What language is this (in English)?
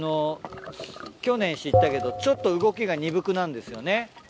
Japanese